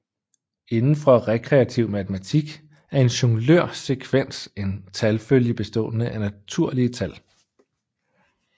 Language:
Danish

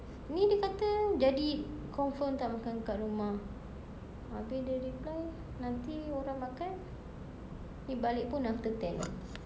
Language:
English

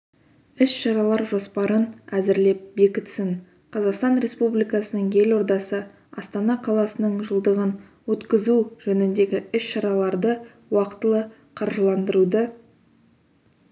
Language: Kazakh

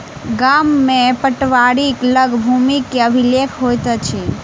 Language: Maithili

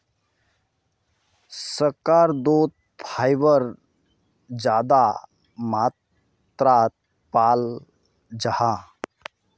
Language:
Magahi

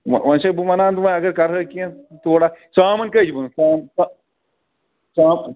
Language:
Kashmiri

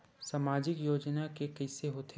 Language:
Chhattisgarhi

